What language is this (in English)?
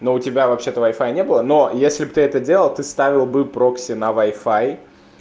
Russian